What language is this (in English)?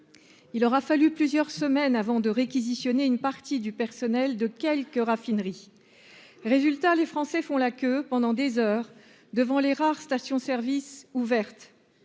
French